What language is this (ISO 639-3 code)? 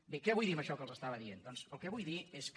cat